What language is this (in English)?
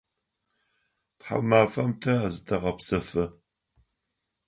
Adyghe